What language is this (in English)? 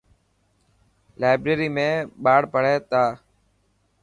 Dhatki